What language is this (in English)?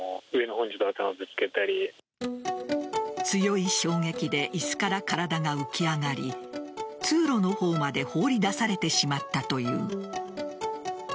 Japanese